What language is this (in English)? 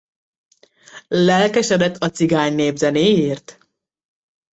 Hungarian